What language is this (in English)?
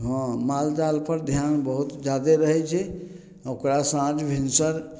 Maithili